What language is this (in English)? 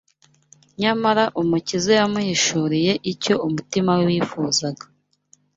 Kinyarwanda